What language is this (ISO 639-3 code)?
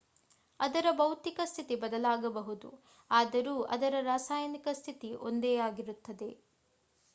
kan